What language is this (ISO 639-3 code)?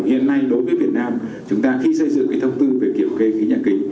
vie